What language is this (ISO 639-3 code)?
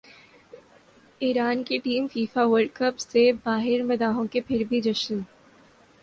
urd